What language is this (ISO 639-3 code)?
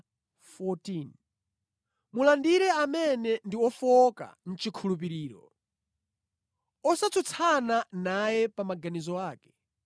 nya